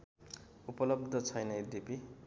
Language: Nepali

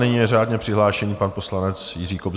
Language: Czech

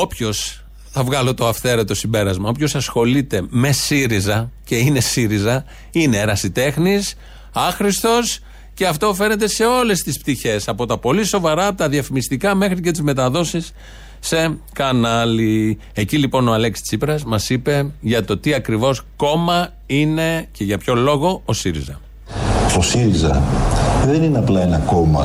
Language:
Greek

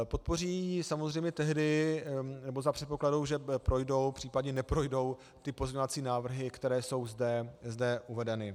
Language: Czech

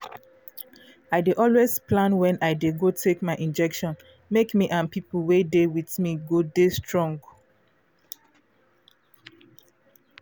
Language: Nigerian Pidgin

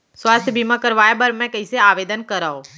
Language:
Chhattisgarhi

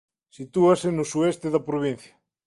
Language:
Galician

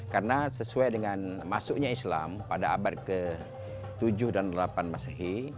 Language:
Indonesian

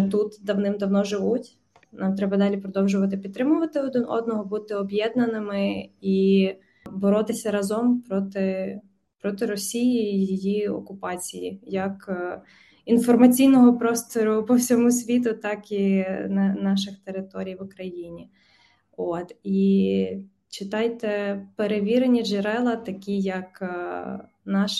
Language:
Ukrainian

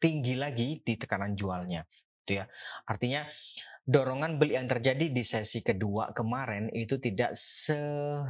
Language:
Indonesian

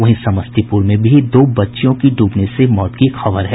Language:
Hindi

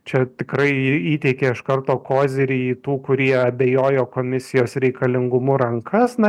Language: Lithuanian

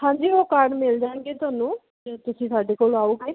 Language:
Punjabi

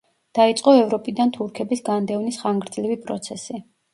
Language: Georgian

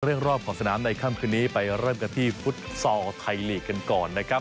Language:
Thai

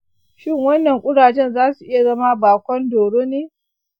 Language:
Hausa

